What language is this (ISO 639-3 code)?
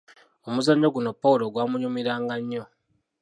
lug